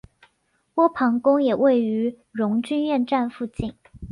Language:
Chinese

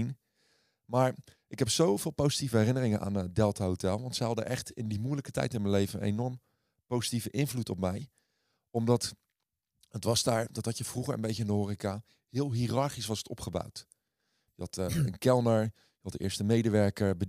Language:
Dutch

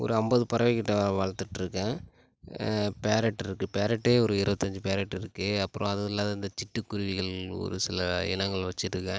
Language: Tamil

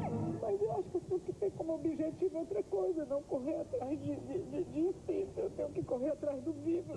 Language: Portuguese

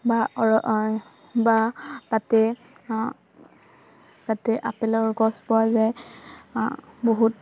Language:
Assamese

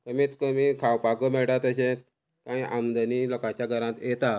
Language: Konkani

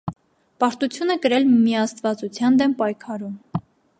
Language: Armenian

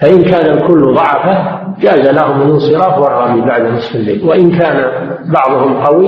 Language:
Arabic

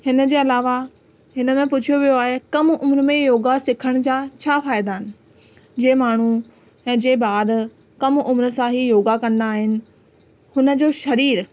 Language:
Sindhi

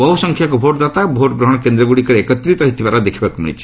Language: Odia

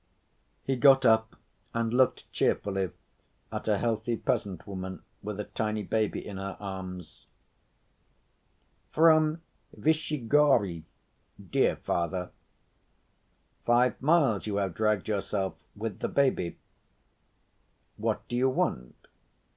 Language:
English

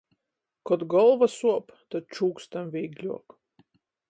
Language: Latgalian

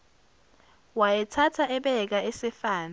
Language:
Zulu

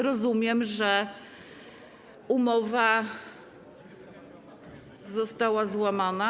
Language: Polish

